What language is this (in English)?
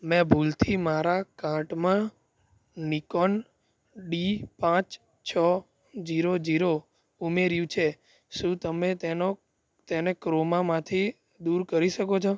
Gujarati